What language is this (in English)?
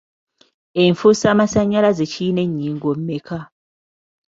Ganda